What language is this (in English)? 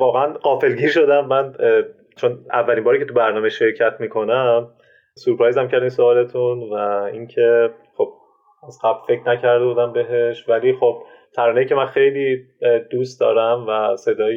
Persian